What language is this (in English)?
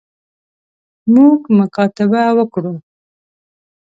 Pashto